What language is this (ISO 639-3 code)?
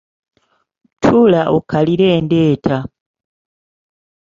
lug